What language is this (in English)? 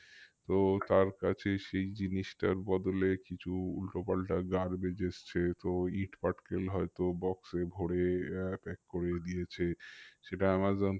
Bangla